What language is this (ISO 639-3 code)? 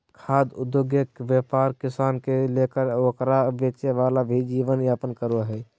mag